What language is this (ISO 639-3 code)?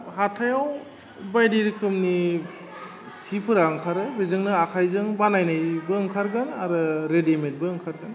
brx